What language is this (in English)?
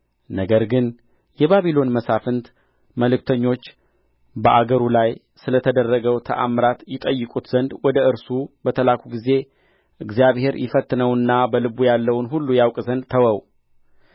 Amharic